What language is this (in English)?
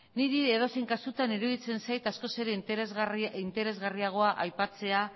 Basque